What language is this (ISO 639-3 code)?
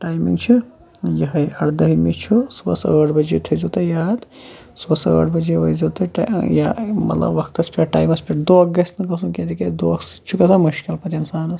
kas